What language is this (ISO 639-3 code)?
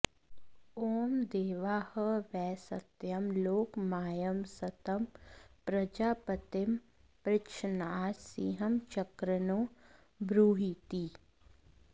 san